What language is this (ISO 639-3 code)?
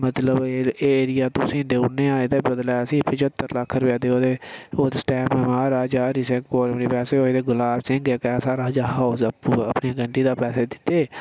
doi